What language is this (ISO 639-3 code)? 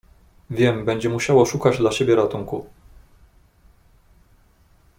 pol